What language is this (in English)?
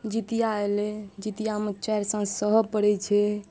Maithili